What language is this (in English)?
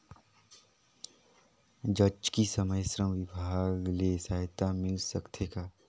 Chhattisgarhi